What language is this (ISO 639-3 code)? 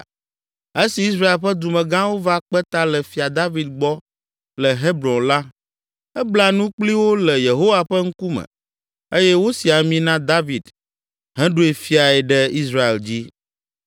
ewe